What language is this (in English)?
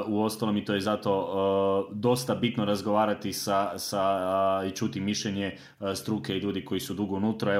Croatian